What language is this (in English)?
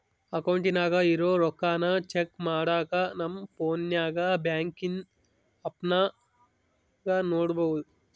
Kannada